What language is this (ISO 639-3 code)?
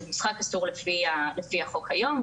heb